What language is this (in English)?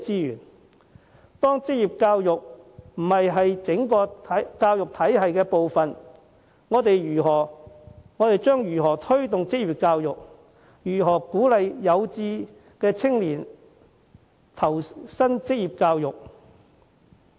Cantonese